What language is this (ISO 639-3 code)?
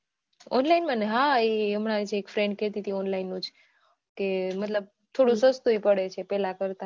guj